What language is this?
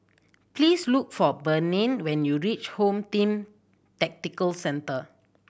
English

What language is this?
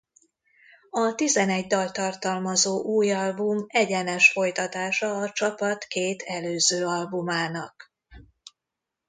Hungarian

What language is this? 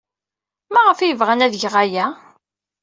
Kabyle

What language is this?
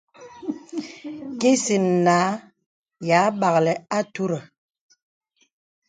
Bebele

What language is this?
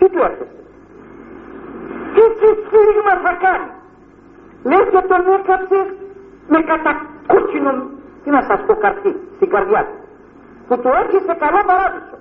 Greek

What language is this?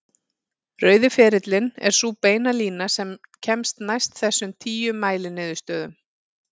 Icelandic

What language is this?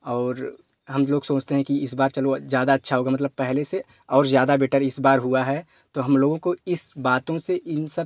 Hindi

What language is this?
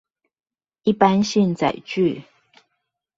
Chinese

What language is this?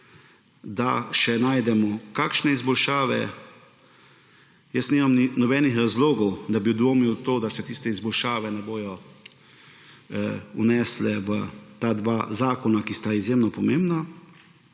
Slovenian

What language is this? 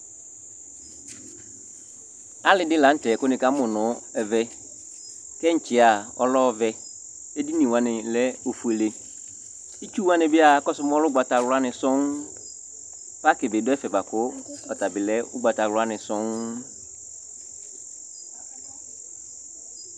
Ikposo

